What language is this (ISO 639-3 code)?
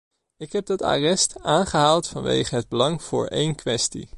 nld